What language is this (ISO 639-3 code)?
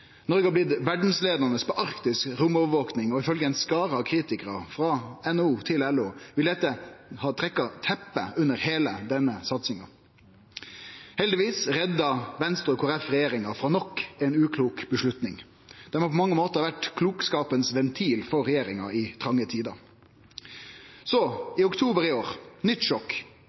nno